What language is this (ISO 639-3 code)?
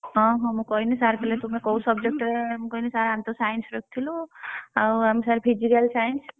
ori